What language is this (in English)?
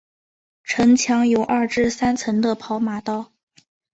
Chinese